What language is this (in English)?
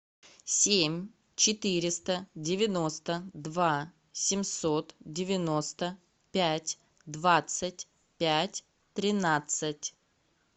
Russian